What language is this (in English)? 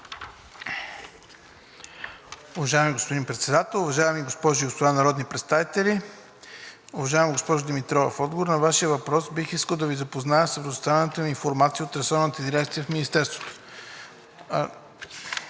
Bulgarian